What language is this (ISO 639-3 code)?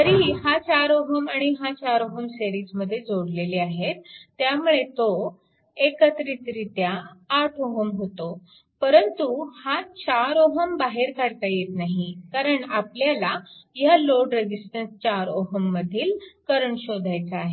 mar